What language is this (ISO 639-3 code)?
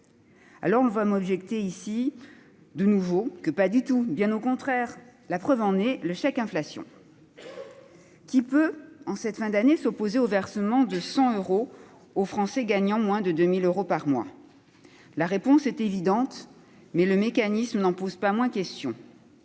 fra